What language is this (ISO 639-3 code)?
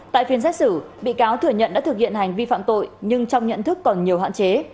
vie